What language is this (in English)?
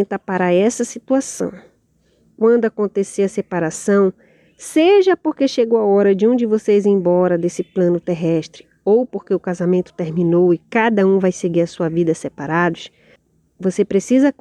Portuguese